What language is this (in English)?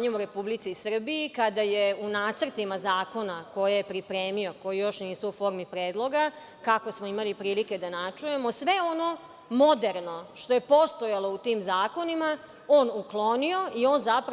Serbian